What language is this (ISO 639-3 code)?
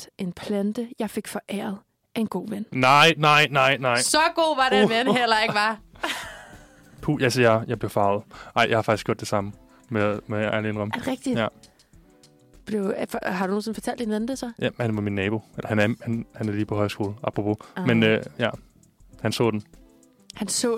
dan